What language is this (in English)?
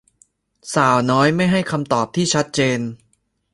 Thai